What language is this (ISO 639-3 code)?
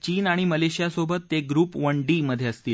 mar